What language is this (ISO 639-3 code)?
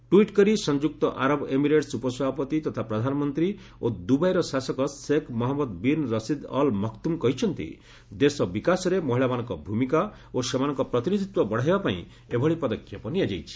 ori